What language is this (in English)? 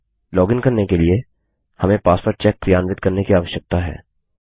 Hindi